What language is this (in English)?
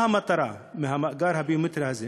Hebrew